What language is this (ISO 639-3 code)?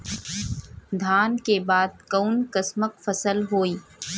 bho